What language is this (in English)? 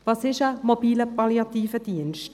Swiss German